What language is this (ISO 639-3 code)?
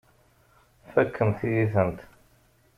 kab